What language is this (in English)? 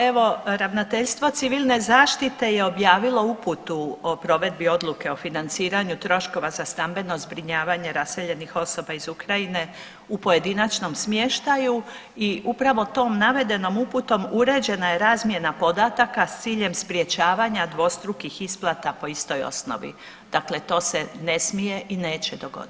Croatian